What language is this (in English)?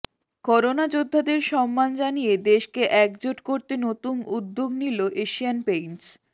Bangla